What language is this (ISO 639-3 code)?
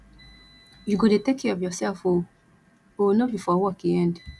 pcm